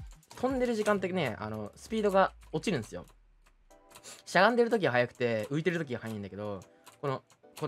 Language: Japanese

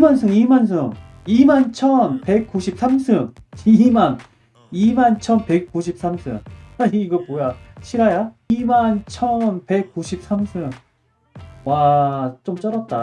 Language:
Korean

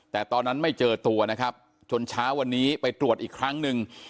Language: Thai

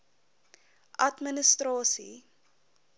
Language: Afrikaans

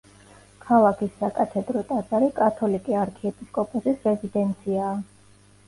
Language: Georgian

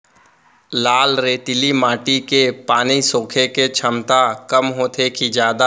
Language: Chhattisgarhi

